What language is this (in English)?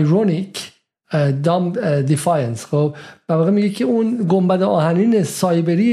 Persian